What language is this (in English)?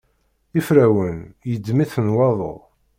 Kabyle